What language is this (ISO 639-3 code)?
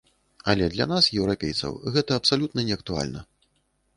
bel